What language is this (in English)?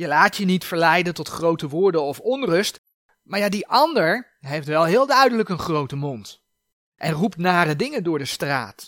Dutch